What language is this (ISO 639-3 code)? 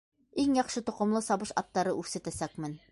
bak